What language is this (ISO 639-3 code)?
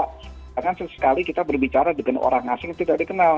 ind